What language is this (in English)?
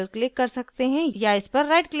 Hindi